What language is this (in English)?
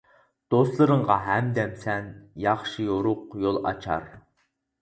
Uyghur